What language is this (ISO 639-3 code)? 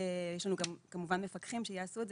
heb